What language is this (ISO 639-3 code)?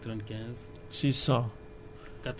wol